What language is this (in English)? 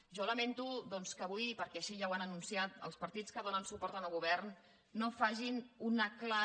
Catalan